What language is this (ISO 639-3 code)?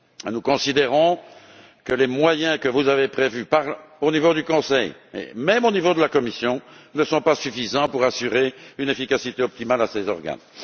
fra